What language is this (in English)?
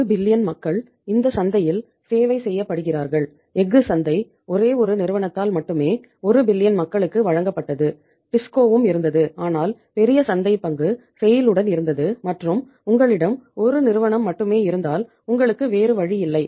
Tamil